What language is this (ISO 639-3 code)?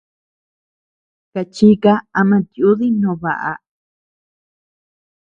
cux